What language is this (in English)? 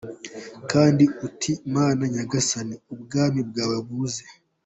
Kinyarwanda